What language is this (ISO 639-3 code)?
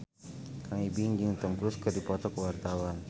sun